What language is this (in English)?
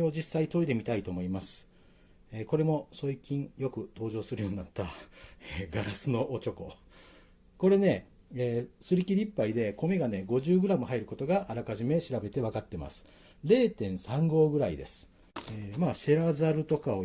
Japanese